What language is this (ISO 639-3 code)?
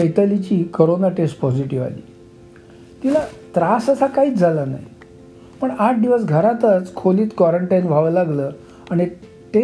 mar